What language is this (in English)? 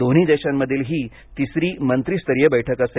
Marathi